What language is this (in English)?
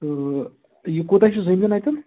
Kashmiri